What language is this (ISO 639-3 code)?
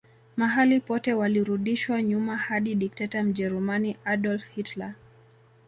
swa